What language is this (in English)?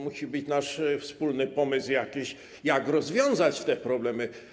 Polish